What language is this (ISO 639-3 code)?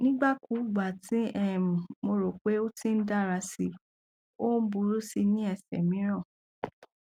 yor